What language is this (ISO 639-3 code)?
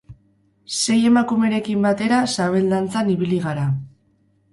eus